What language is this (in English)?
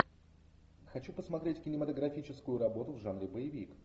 Russian